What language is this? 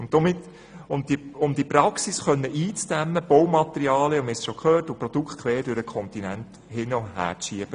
Swiss German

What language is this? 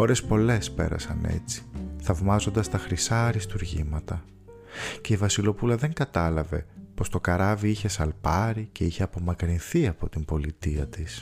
Greek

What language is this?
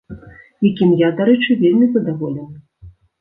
Belarusian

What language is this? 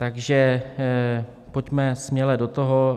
Czech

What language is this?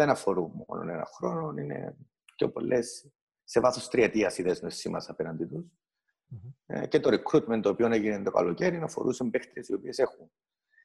Greek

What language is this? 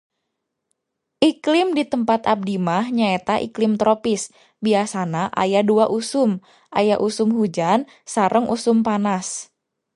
Sundanese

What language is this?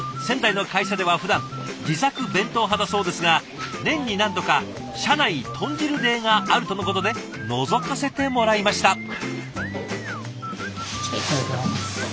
Japanese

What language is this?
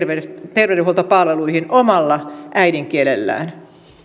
Finnish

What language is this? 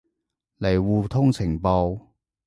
Cantonese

